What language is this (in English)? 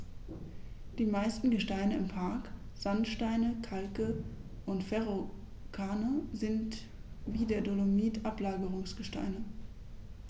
German